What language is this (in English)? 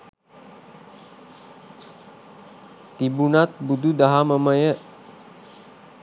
Sinhala